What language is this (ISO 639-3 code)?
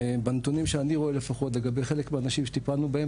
heb